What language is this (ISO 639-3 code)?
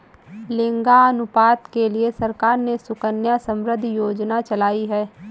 hin